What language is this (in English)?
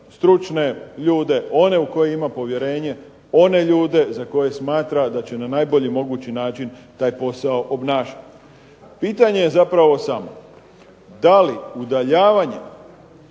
Croatian